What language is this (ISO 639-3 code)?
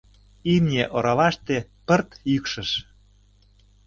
chm